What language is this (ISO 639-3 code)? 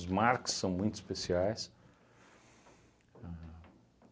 por